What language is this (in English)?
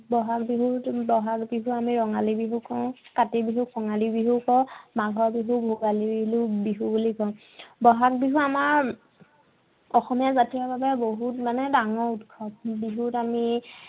Assamese